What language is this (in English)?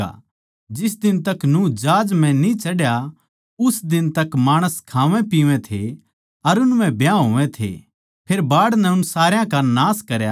Haryanvi